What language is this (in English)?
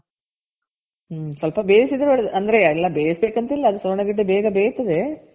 Kannada